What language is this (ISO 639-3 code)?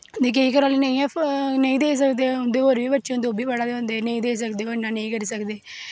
doi